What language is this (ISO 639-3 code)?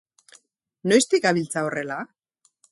eus